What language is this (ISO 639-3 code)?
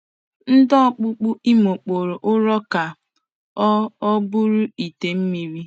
ibo